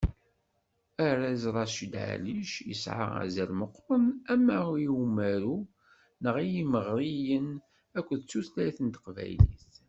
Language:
Kabyle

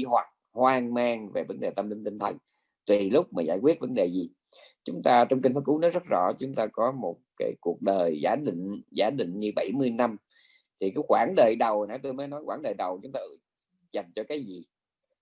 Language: Vietnamese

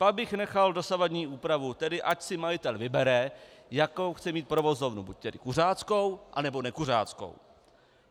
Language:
Czech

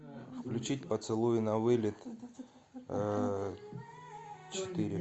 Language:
Russian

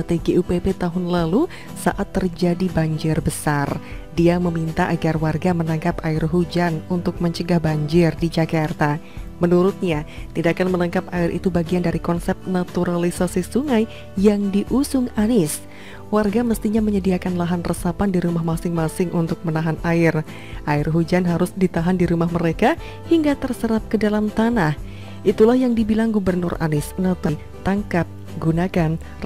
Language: Indonesian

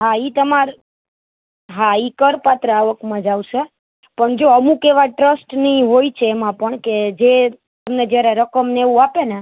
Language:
Gujarati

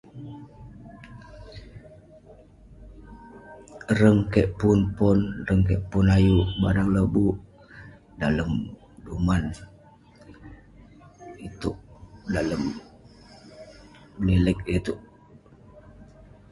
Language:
Western Penan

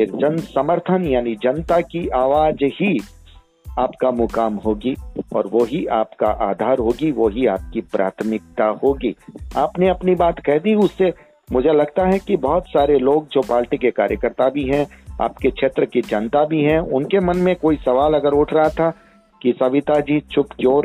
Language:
Hindi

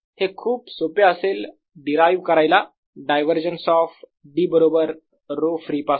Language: Marathi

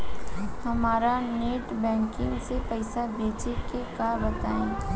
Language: Bhojpuri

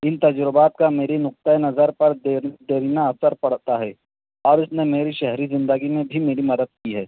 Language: Urdu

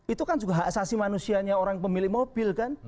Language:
Indonesian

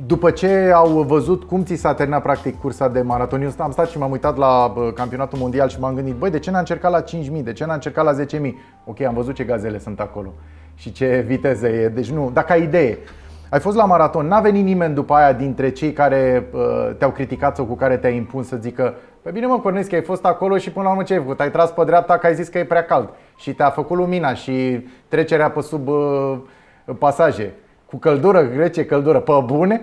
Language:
Romanian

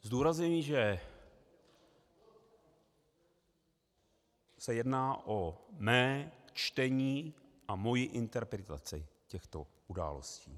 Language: Czech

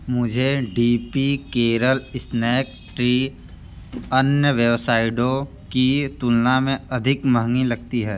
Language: Hindi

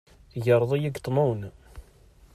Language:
Kabyle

